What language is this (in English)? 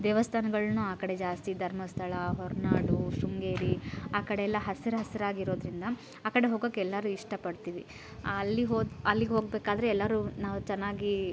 Kannada